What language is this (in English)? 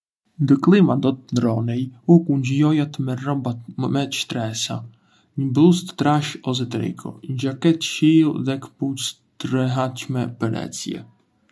Arbëreshë Albanian